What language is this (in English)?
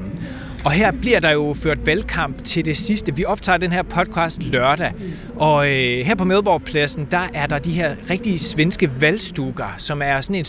Danish